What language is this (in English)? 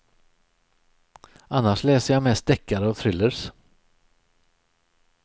Swedish